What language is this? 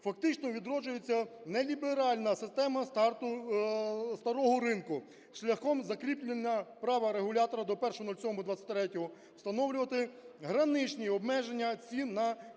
Ukrainian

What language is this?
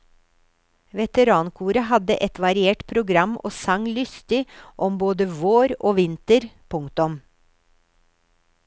Norwegian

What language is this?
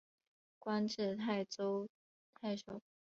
Chinese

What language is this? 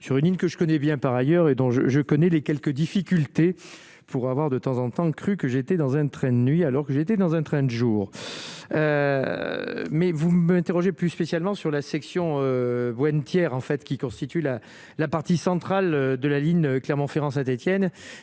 French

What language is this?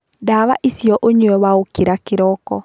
Kikuyu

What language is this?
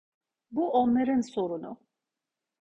Turkish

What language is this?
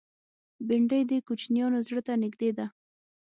Pashto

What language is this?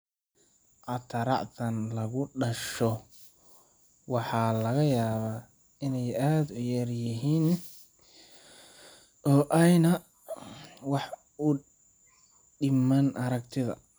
Somali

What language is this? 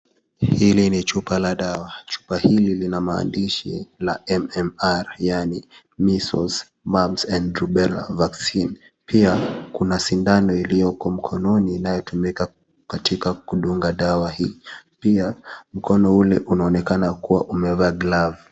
Swahili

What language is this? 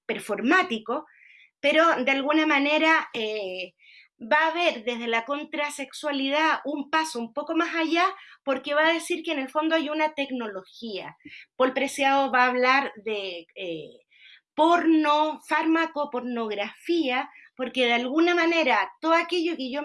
Spanish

